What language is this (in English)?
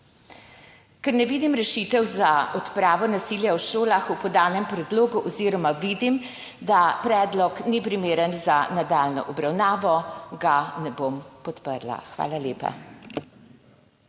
Slovenian